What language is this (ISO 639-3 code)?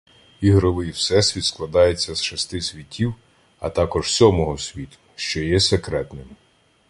ukr